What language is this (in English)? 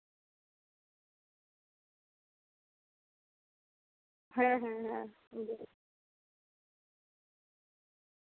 Santali